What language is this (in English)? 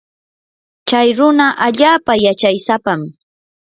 Yanahuanca Pasco Quechua